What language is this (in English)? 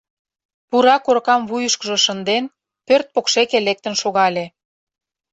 Mari